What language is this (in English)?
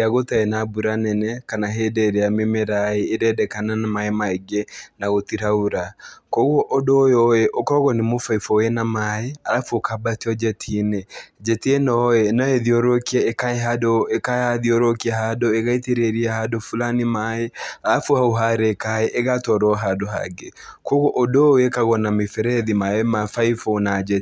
Kikuyu